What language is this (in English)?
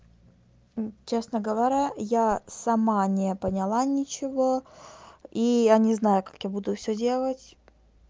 Russian